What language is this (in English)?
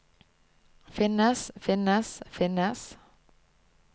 Norwegian